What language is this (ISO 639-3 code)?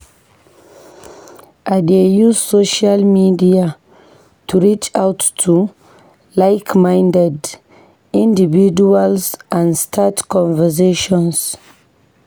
pcm